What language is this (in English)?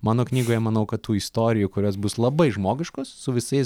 Lithuanian